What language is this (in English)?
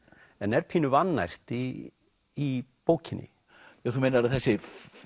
Icelandic